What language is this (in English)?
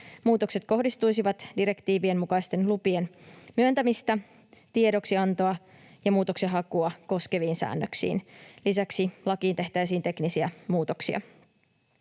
Finnish